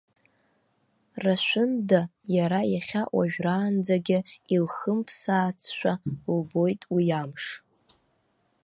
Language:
Abkhazian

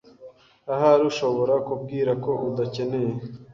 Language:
Kinyarwanda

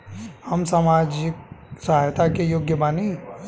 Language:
Bhojpuri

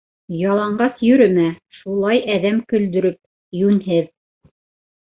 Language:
Bashkir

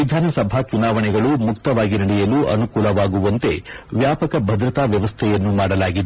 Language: Kannada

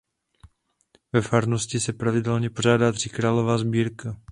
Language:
Czech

